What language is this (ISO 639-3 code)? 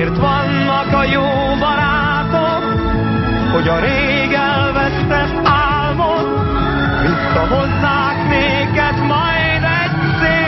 hun